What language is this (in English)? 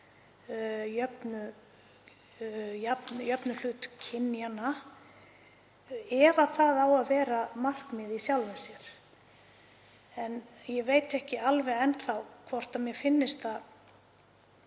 Icelandic